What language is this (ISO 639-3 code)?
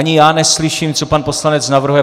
ces